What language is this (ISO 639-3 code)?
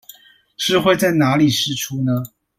zho